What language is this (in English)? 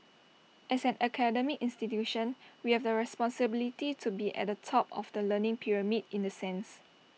English